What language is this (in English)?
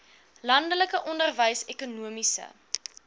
Afrikaans